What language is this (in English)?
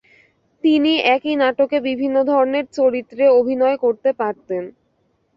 Bangla